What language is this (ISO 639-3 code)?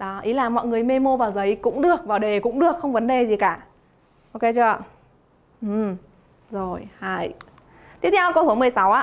vie